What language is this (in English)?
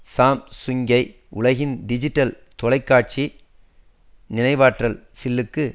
Tamil